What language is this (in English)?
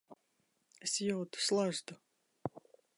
Latvian